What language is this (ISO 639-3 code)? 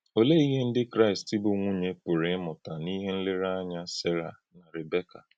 ibo